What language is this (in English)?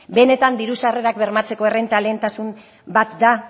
Basque